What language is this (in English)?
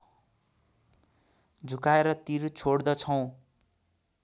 Nepali